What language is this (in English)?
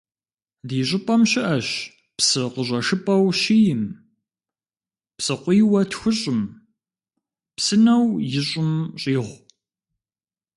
Kabardian